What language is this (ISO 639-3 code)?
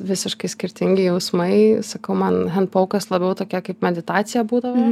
lit